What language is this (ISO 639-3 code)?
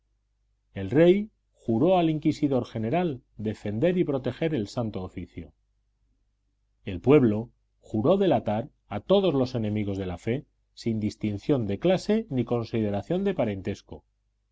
spa